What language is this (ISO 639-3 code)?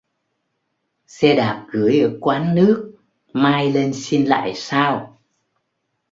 vie